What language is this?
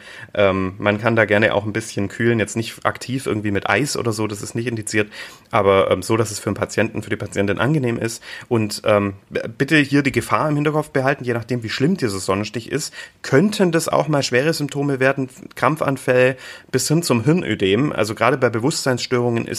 German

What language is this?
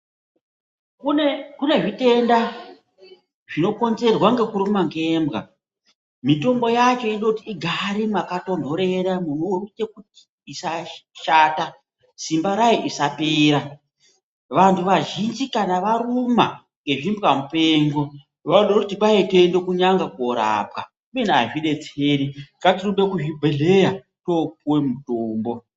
Ndau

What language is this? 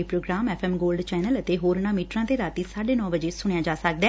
Punjabi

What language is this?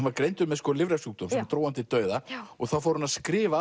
Icelandic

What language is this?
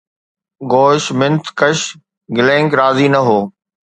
Sindhi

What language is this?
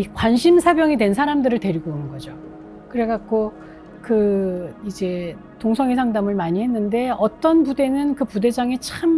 Korean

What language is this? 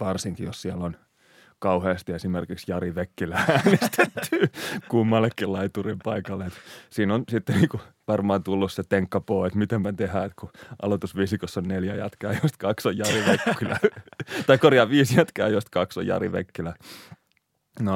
Finnish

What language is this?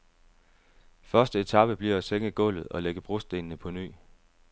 Danish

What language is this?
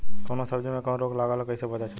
Bhojpuri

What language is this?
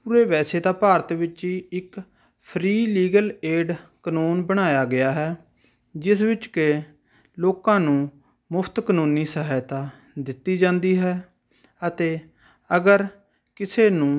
Punjabi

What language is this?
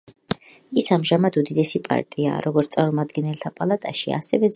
Georgian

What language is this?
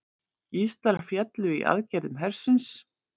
Icelandic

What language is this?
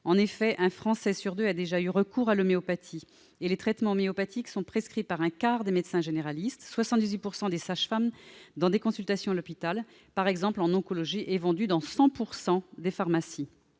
French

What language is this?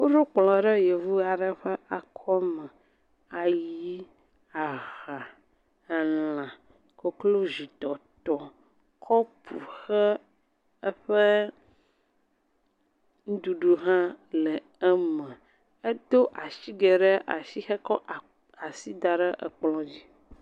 Ewe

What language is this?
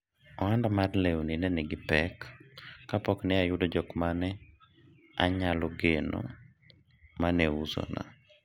Luo (Kenya and Tanzania)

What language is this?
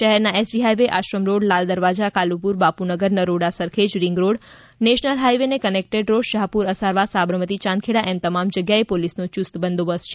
Gujarati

